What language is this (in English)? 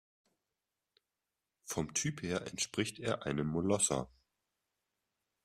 German